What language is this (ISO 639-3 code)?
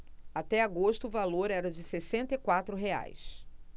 por